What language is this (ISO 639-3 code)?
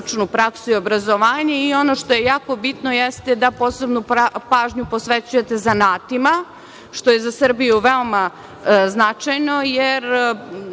srp